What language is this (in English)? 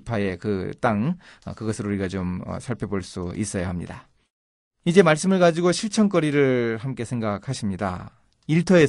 Korean